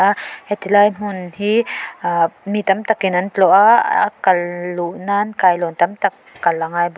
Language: Mizo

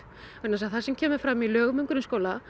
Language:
Icelandic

